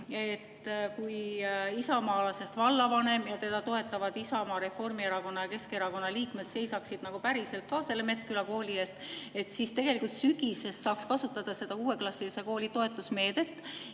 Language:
Estonian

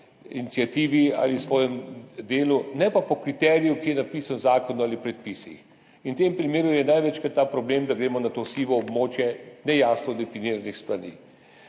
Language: Slovenian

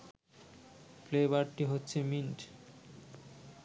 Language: Bangla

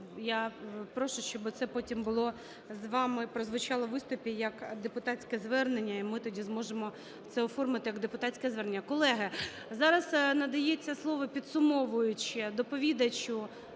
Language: Ukrainian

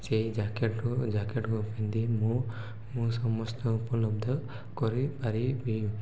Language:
Odia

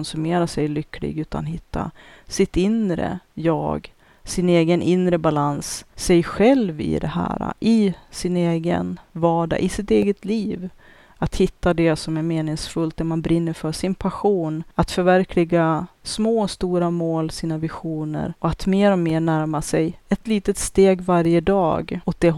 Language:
Swedish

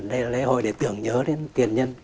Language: Vietnamese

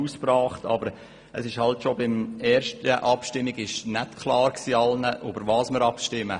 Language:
Swiss German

